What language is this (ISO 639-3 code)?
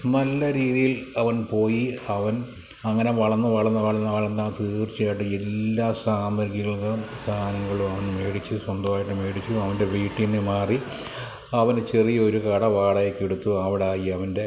mal